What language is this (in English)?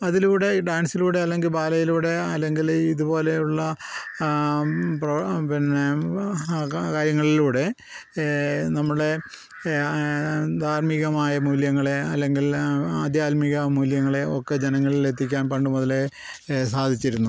Malayalam